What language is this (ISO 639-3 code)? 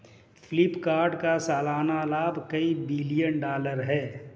hin